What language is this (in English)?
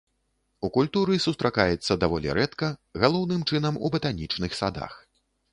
Belarusian